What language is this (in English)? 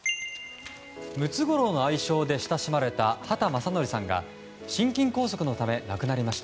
Japanese